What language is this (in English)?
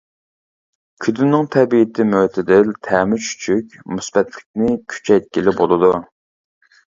Uyghur